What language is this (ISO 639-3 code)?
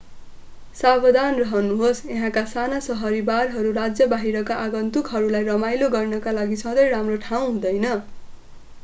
nep